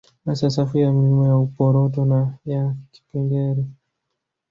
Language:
Swahili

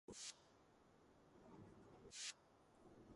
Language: Georgian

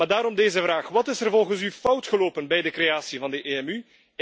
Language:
Dutch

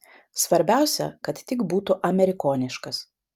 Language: Lithuanian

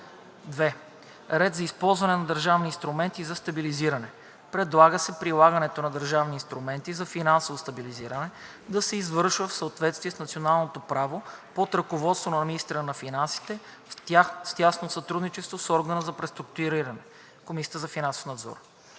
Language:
Bulgarian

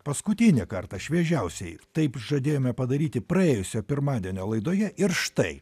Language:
Lithuanian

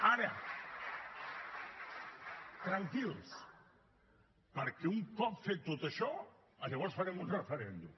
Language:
Catalan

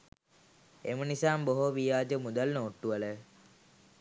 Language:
Sinhala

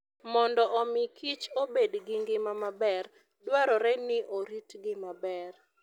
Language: Luo (Kenya and Tanzania)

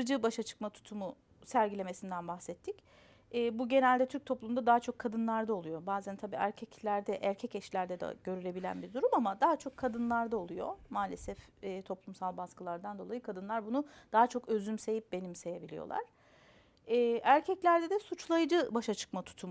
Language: Turkish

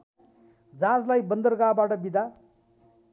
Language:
Nepali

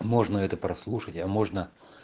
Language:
Russian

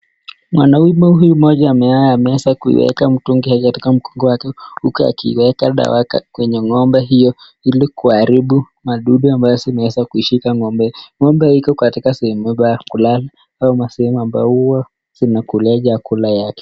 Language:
Swahili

